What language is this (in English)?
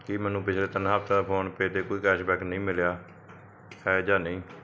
Punjabi